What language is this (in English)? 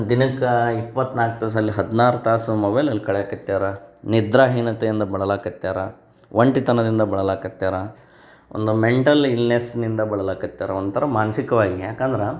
Kannada